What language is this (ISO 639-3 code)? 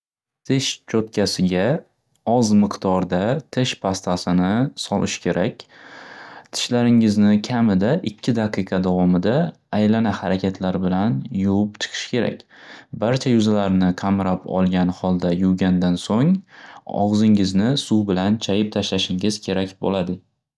uzb